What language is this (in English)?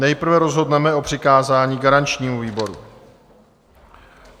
Czech